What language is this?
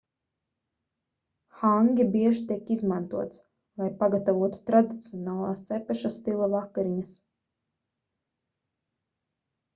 Latvian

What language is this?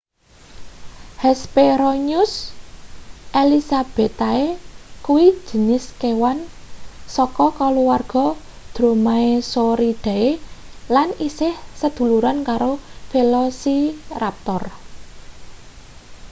Javanese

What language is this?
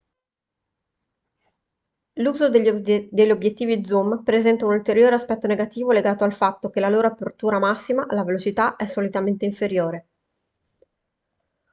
Italian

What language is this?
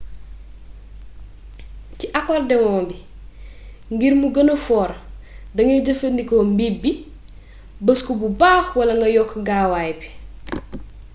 Wolof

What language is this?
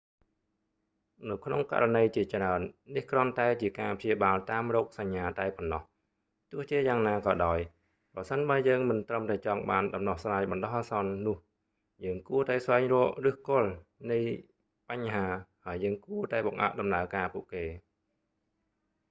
Khmer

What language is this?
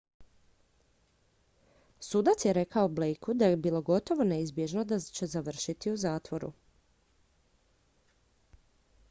Croatian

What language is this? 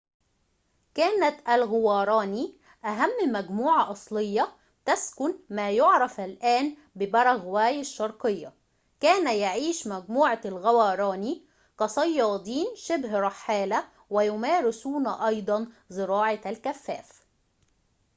Arabic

